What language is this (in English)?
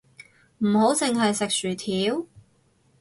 Cantonese